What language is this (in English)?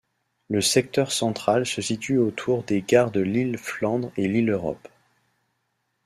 French